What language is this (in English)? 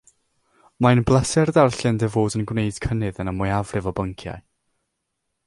Welsh